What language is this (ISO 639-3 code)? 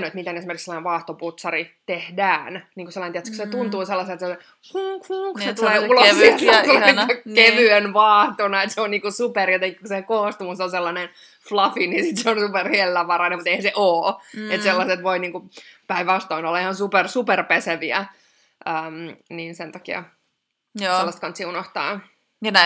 fin